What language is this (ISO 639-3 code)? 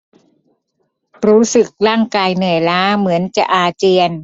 tha